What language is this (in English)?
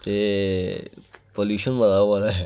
Dogri